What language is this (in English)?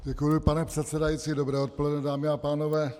Czech